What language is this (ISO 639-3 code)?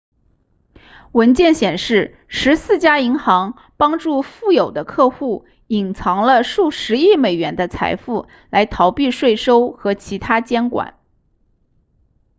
zho